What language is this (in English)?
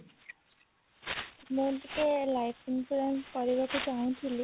Odia